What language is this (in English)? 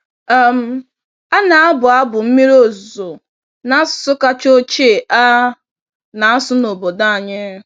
Igbo